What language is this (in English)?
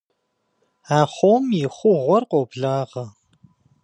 Kabardian